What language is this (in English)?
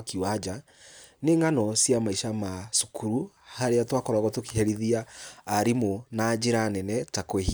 Kikuyu